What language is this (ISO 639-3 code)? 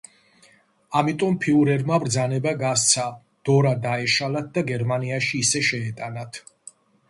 kat